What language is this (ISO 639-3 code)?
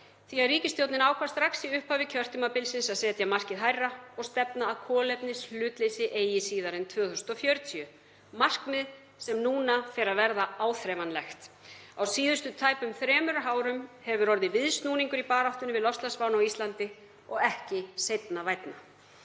isl